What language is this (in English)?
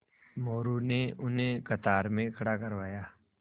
Hindi